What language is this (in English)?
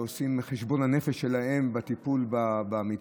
Hebrew